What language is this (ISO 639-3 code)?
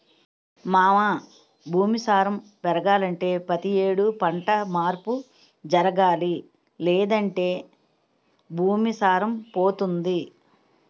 tel